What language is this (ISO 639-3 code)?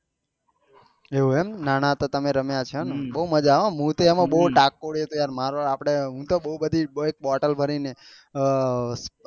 guj